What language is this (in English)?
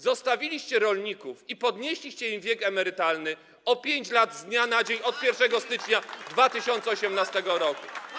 Polish